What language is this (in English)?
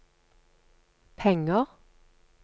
Norwegian